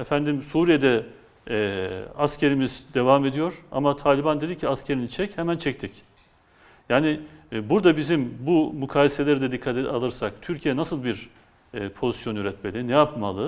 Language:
Turkish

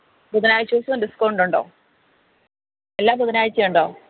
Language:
Malayalam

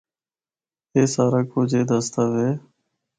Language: Northern Hindko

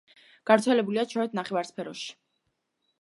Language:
Georgian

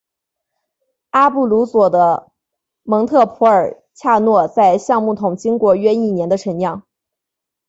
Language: Chinese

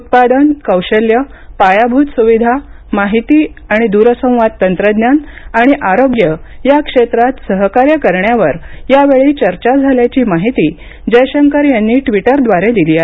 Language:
Marathi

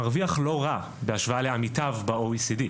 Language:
Hebrew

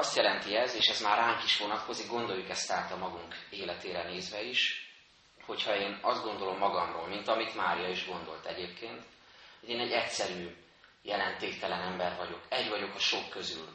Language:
Hungarian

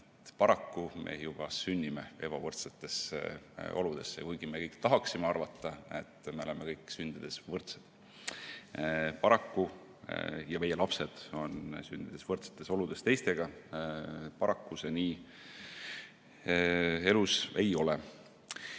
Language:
Estonian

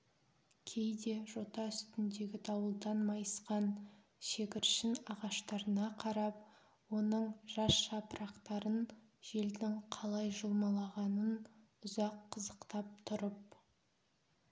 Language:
Kazakh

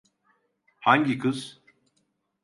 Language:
Turkish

